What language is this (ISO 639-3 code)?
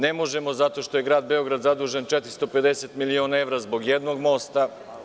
srp